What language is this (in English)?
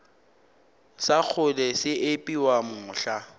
Northern Sotho